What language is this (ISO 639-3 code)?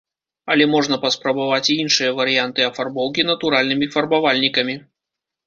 bel